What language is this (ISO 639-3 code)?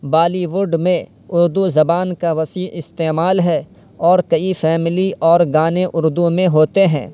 urd